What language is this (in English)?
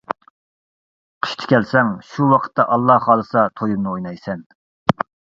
Uyghur